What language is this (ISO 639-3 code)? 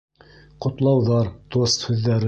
bak